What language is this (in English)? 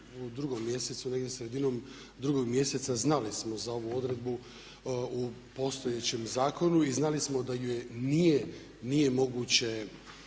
Croatian